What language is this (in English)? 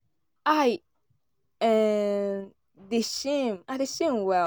Nigerian Pidgin